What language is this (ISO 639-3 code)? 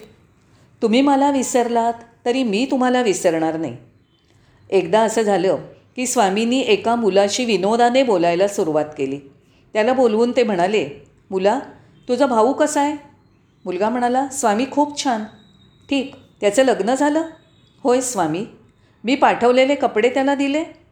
mar